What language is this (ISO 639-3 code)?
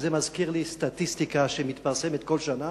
heb